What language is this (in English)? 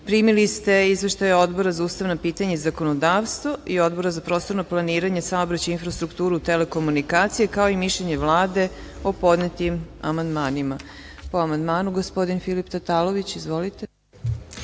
Serbian